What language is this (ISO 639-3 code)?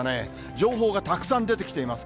jpn